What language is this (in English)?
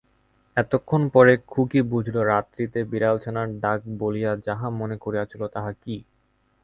Bangla